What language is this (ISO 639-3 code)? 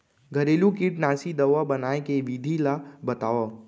hne